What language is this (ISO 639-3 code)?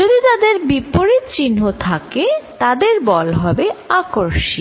ben